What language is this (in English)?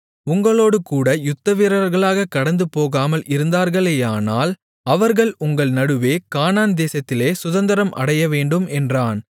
Tamil